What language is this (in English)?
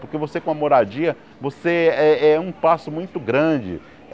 Portuguese